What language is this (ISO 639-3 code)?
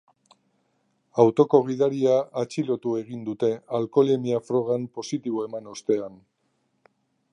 eus